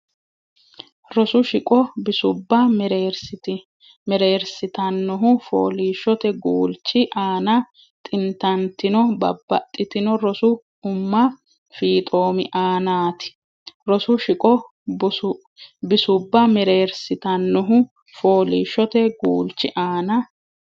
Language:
Sidamo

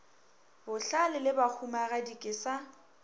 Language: Northern Sotho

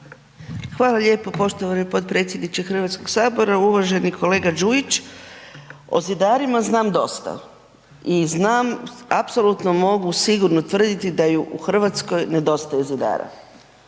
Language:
Croatian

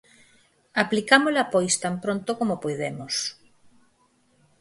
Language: Galician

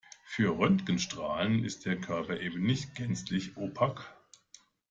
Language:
German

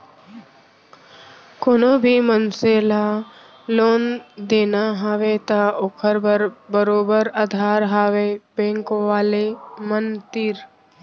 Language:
Chhattisgarhi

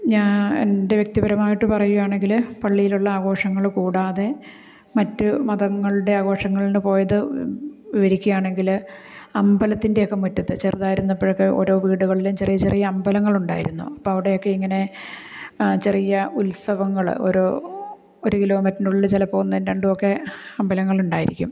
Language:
Malayalam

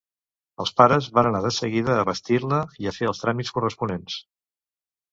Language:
Catalan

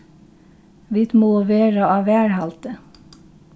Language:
Faroese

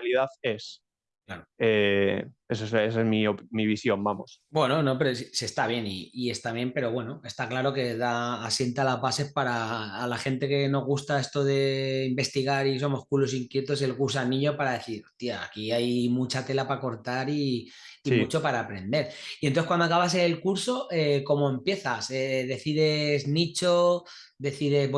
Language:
Spanish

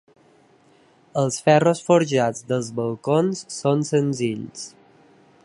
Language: Catalan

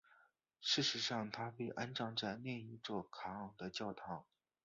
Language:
Chinese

